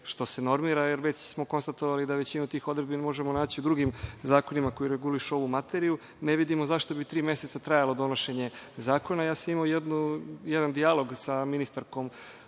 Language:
Serbian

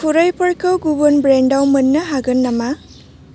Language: Bodo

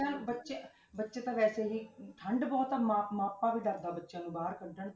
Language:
Punjabi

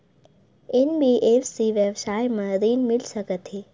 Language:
Chhattisgarhi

